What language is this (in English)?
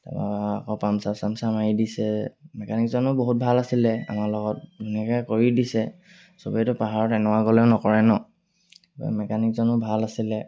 Assamese